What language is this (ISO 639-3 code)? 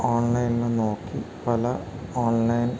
mal